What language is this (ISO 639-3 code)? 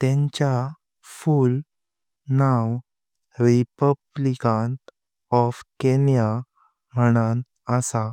kok